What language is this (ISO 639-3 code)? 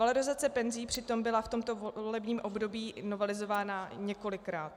ces